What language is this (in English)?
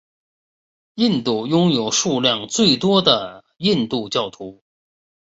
Chinese